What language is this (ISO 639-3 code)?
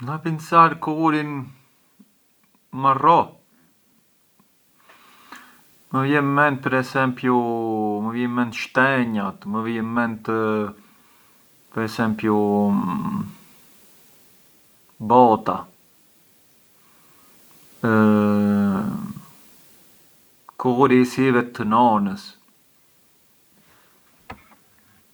aae